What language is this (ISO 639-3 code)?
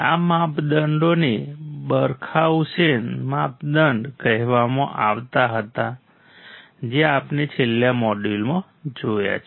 guj